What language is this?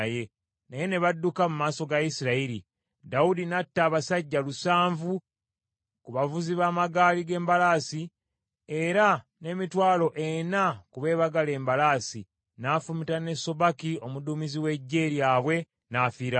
Ganda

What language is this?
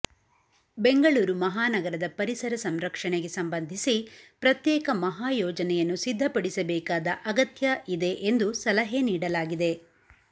Kannada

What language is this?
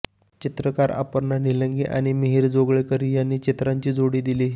Marathi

